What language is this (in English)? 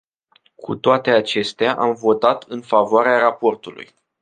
Romanian